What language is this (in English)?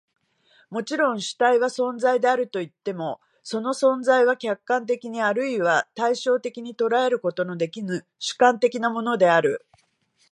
Japanese